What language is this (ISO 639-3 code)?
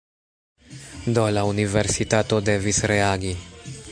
epo